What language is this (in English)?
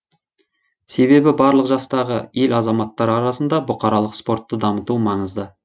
Kazakh